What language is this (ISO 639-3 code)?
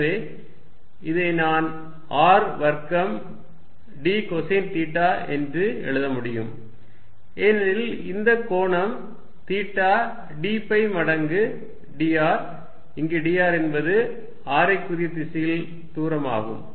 tam